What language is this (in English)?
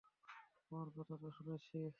Bangla